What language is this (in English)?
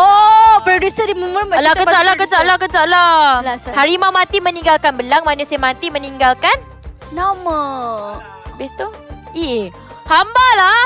Malay